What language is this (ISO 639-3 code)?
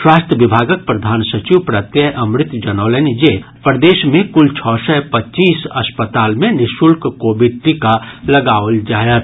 mai